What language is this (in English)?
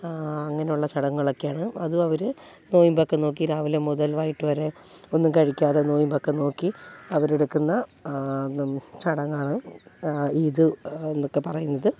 Malayalam